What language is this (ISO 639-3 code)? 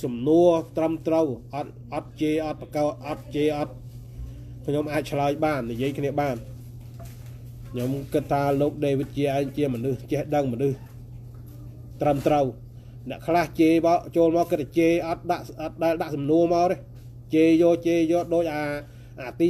tha